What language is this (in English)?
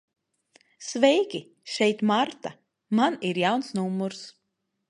Latvian